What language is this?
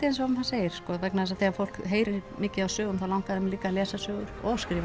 Icelandic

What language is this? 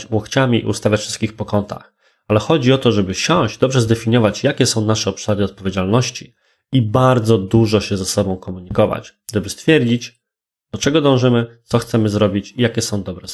Polish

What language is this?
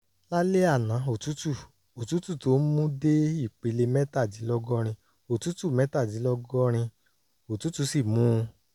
Yoruba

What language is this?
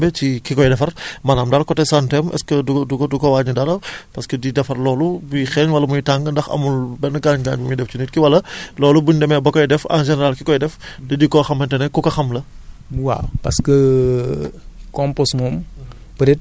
Wolof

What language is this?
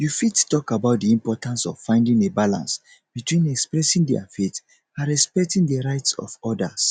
Nigerian Pidgin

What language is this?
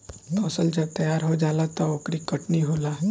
Bhojpuri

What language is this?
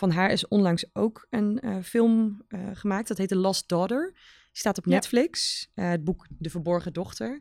Dutch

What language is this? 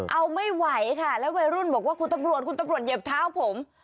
Thai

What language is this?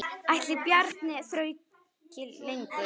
Icelandic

